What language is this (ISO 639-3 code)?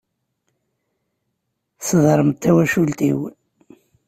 kab